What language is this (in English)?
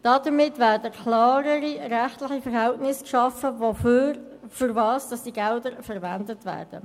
Swiss German